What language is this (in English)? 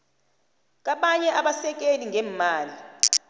South Ndebele